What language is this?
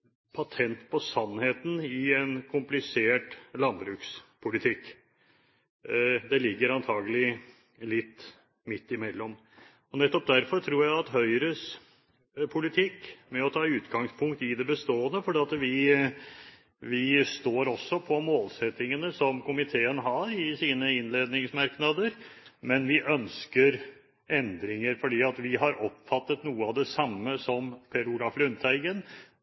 Norwegian Bokmål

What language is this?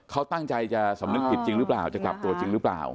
Thai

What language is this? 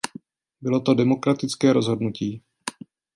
Czech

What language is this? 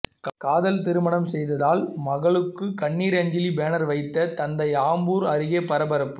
Tamil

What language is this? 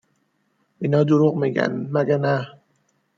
Persian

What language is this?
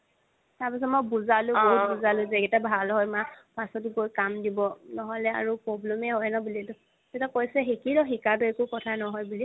Assamese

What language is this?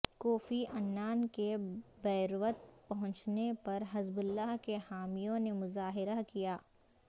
Urdu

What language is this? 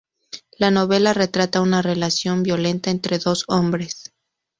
Spanish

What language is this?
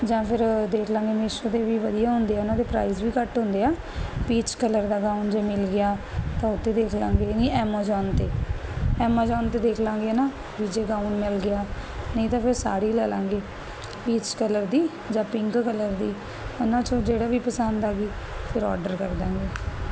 Punjabi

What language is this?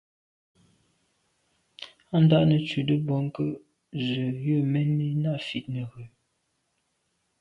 Medumba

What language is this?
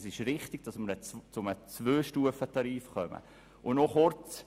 Swiss German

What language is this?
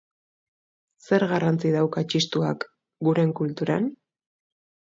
Basque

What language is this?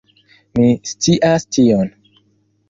Esperanto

